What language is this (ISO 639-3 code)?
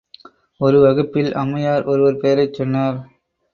tam